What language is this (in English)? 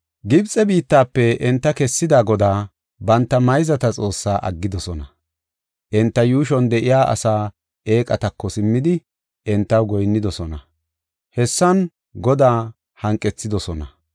Gofa